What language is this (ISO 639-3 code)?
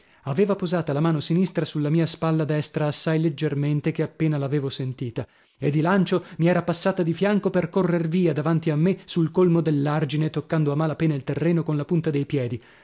ita